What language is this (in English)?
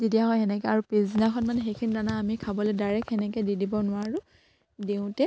Assamese